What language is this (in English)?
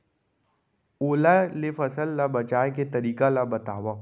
Chhattisgarhi